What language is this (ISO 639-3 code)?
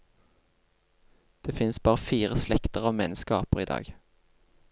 nor